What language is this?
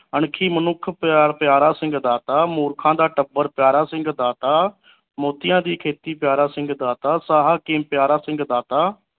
Punjabi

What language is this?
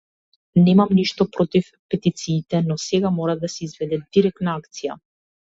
Macedonian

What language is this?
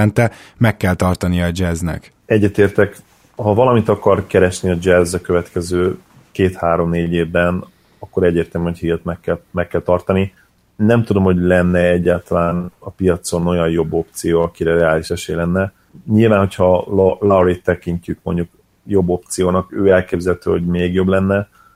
Hungarian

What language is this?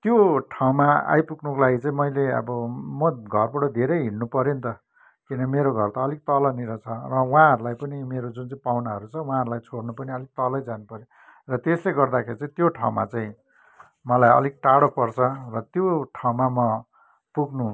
Nepali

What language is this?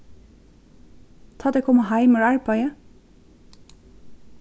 Faroese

